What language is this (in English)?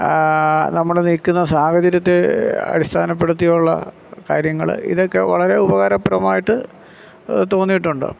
Malayalam